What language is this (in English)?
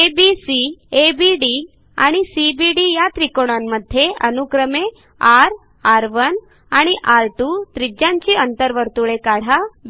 Marathi